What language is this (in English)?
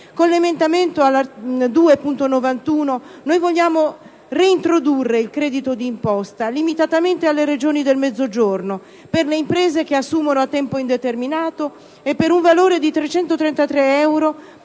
Italian